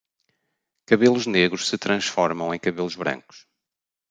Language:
Portuguese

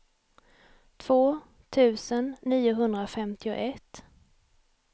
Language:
Swedish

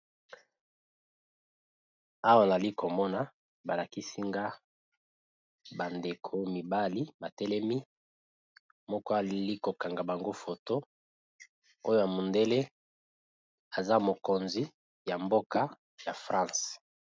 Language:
Lingala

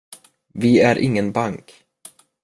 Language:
Swedish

